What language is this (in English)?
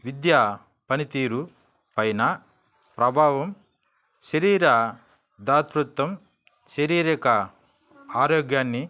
Telugu